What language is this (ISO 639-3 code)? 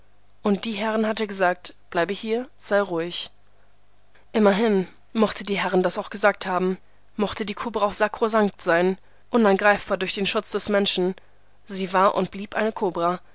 deu